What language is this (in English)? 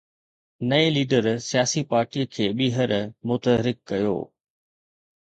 Sindhi